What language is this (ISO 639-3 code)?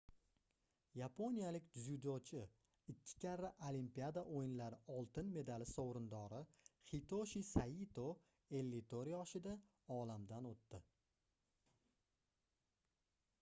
uzb